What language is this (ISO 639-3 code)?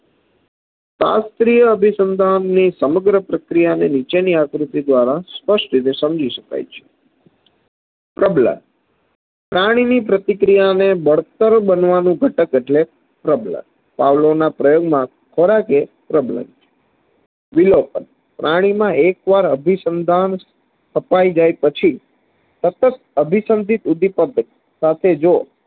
guj